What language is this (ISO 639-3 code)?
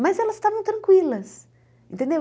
por